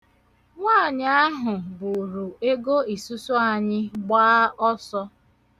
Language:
Igbo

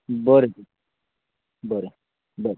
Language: Konkani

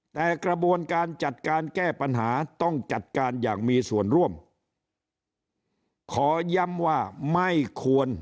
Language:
Thai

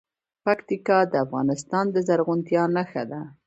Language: Pashto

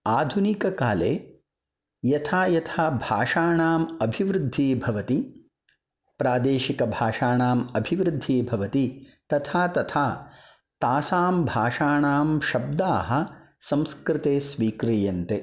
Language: Sanskrit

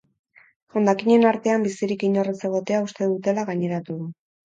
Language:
Basque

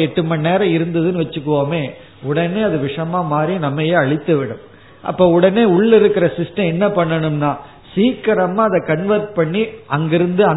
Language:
Tamil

